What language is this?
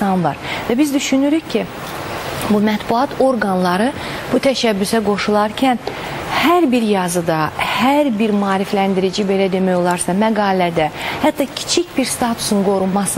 Turkish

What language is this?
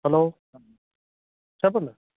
Telugu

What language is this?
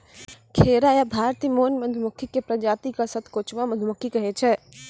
Maithili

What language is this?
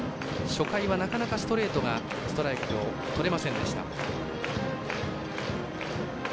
Japanese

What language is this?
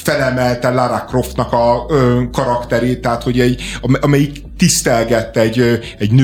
Hungarian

